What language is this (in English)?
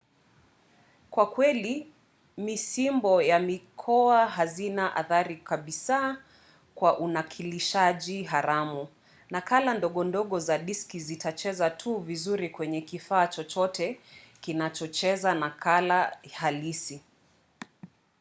Swahili